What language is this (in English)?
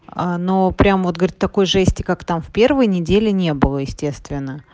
Russian